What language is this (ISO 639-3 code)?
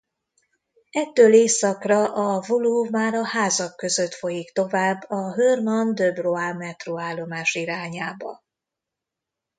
hun